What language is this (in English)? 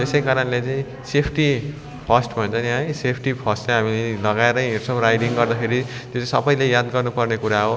Nepali